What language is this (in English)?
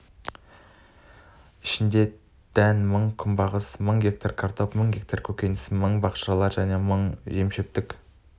Kazakh